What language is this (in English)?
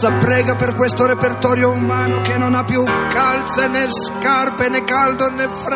Italian